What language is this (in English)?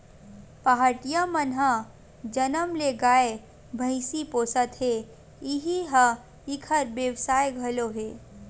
Chhattisgarhi